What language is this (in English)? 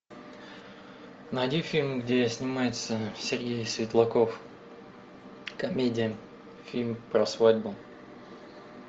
Russian